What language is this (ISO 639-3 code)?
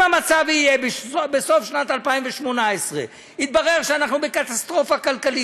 heb